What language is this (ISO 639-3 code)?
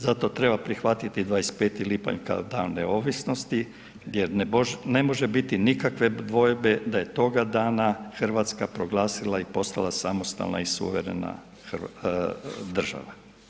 hrv